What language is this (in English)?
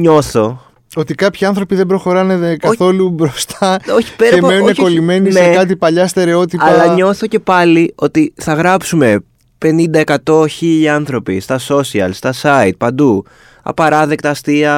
Greek